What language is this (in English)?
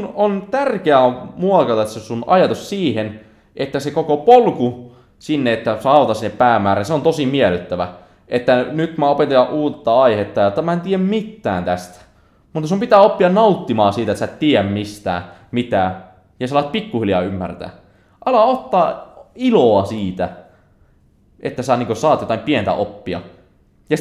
Finnish